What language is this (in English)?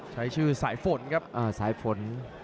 Thai